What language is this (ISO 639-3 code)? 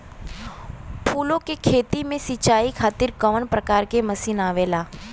bho